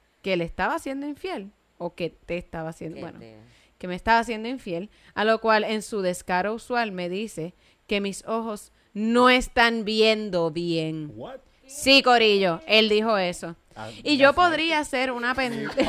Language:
Spanish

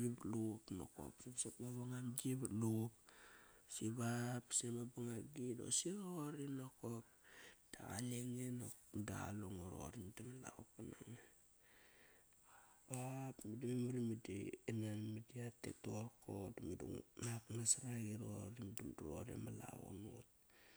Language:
Kairak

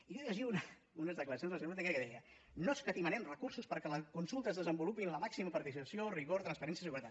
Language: Catalan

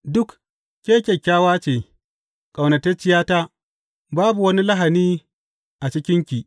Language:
Hausa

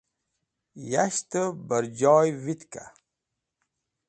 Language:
Wakhi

